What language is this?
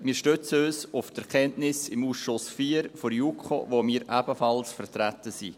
Swiss German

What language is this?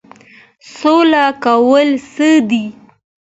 Pashto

